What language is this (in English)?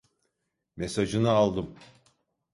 Turkish